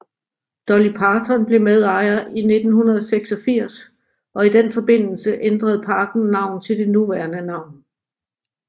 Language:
Danish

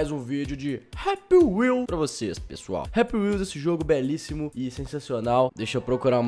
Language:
Portuguese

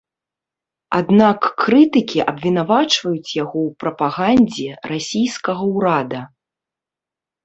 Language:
Belarusian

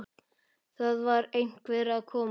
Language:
Icelandic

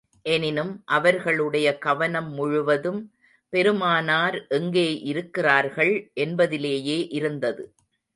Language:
Tamil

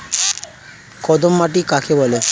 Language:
Bangla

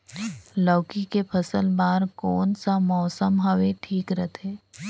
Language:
Chhattisgarhi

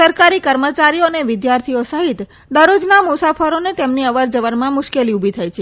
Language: Gujarati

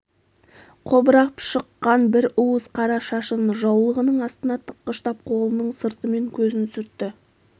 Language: Kazakh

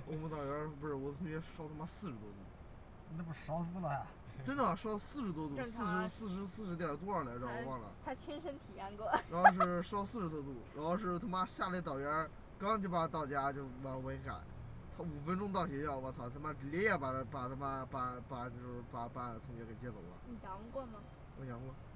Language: Chinese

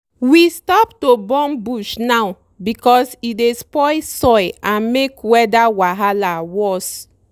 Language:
Nigerian Pidgin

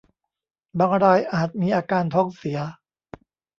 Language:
Thai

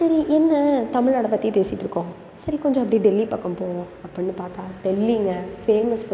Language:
Tamil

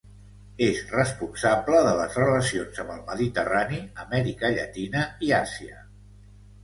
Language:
Catalan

